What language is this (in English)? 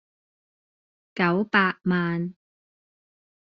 Cantonese